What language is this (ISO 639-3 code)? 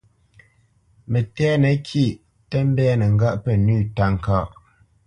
bce